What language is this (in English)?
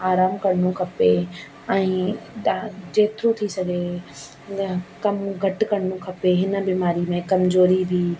Sindhi